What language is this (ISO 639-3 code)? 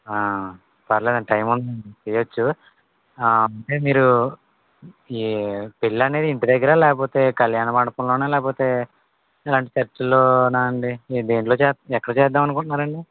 tel